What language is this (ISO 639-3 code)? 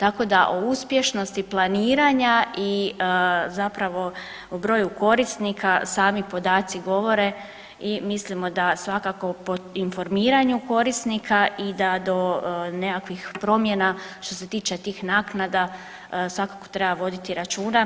hrv